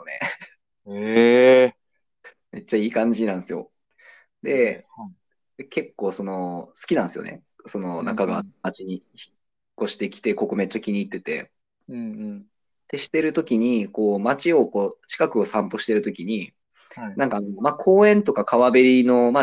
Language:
Japanese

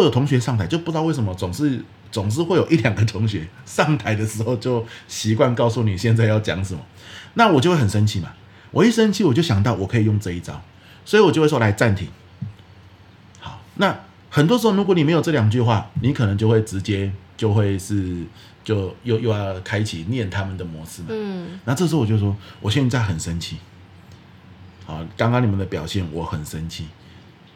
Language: Chinese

